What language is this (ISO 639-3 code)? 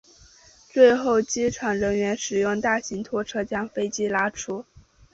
zho